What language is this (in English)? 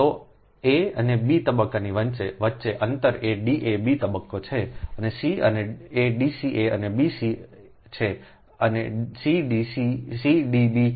Gujarati